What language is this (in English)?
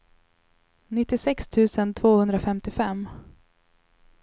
Swedish